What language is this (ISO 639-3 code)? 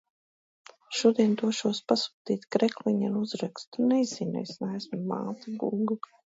lav